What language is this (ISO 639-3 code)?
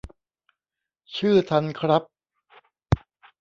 tha